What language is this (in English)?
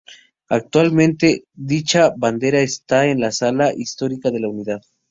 Spanish